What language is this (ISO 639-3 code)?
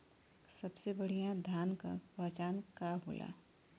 bho